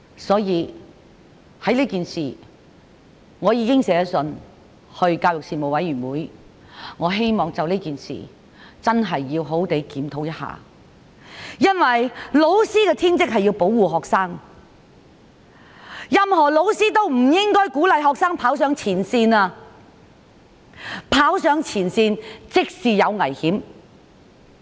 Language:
Cantonese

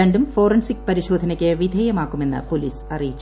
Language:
Malayalam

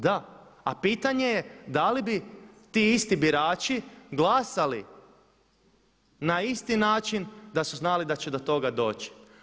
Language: Croatian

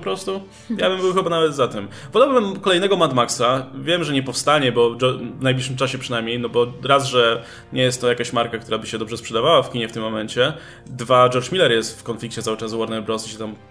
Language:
Polish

